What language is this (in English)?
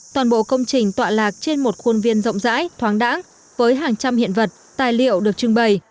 Vietnamese